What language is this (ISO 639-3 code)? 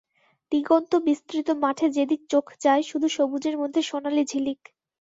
ben